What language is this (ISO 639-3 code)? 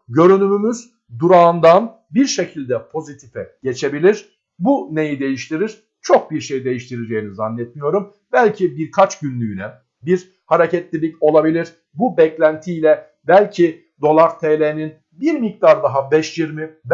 tur